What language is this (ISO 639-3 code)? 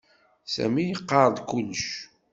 kab